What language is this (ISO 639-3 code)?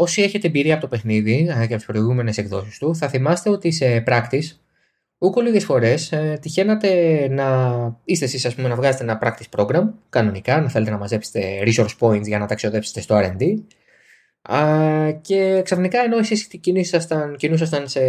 ell